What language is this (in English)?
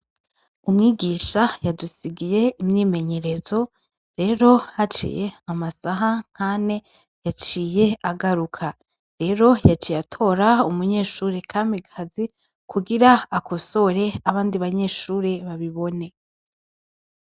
Rundi